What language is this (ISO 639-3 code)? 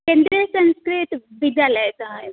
san